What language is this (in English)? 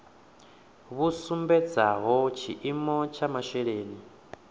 Venda